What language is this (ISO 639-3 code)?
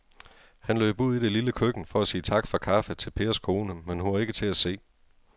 dan